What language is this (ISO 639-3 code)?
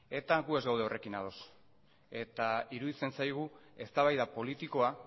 eus